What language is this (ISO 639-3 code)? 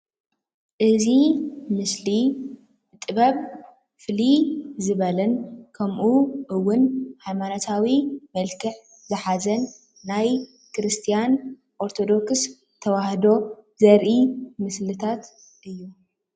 tir